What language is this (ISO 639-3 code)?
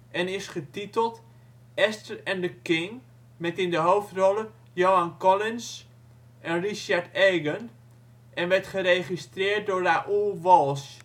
nld